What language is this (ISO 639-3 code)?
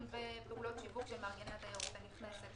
heb